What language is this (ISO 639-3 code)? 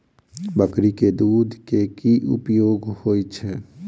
mai